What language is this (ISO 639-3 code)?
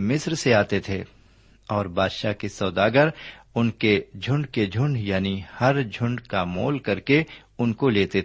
urd